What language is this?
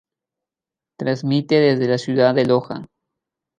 Spanish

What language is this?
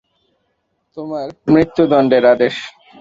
Bangla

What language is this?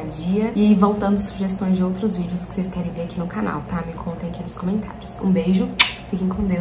Portuguese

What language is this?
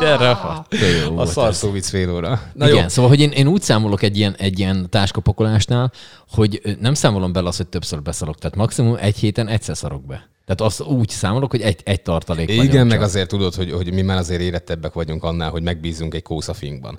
Hungarian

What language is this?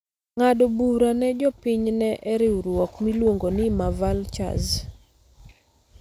Luo (Kenya and Tanzania)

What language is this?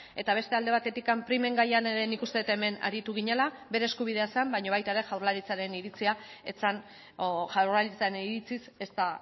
Basque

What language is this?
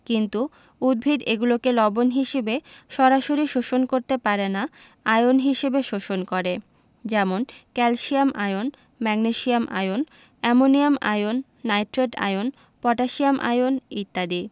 Bangla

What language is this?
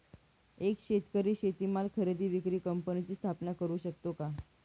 Marathi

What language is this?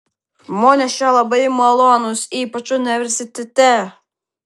Lithuanian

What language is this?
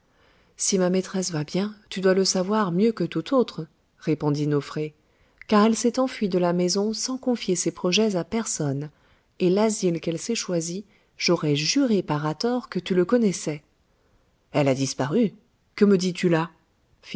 French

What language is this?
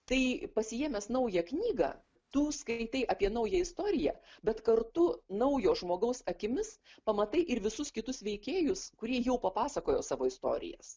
Lithuanian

